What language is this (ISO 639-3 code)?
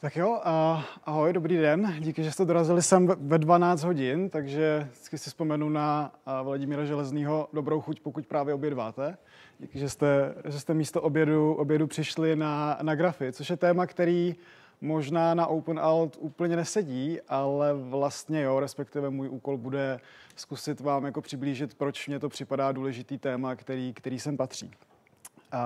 ces